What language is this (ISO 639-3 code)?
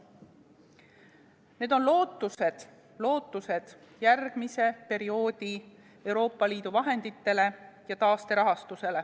est